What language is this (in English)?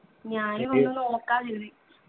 Malayalam